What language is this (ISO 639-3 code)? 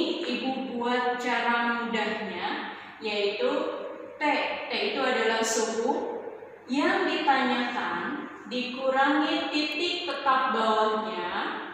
ind